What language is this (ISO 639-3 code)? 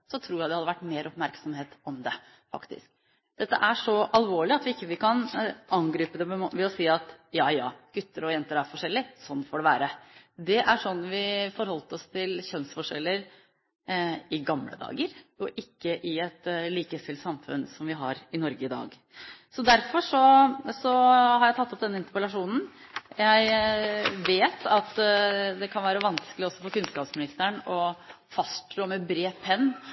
nob